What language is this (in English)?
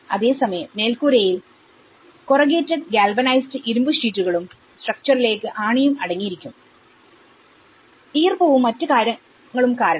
Malayalam